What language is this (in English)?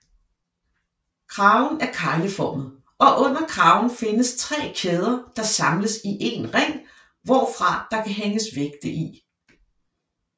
Danish